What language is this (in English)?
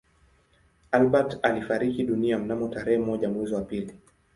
Swahili